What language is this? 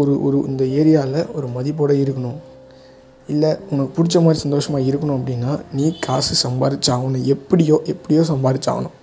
Tamil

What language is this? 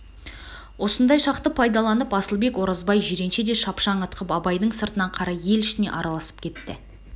Kazakh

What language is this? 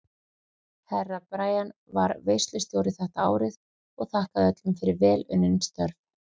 Icelandic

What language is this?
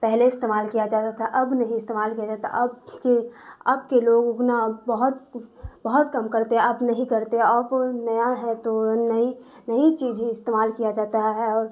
Urdu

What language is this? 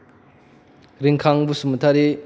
Bodo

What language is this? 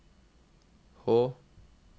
Norwegian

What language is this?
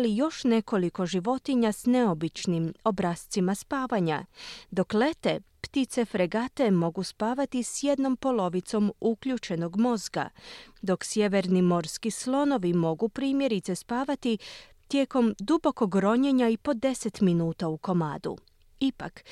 Croatian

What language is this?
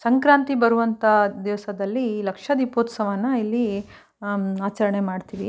Kannada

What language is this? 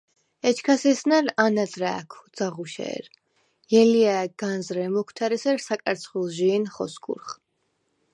Svan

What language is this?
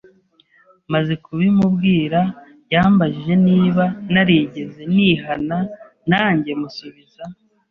Kinyarwanda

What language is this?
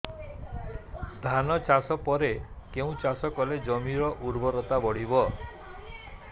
Odia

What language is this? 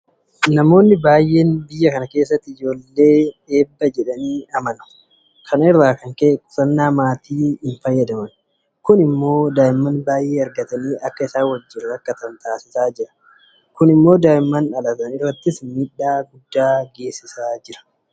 Oromo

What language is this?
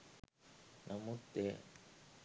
Sinhala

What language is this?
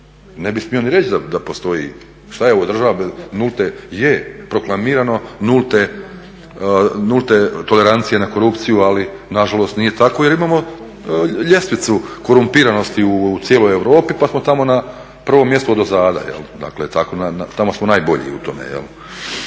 Croatian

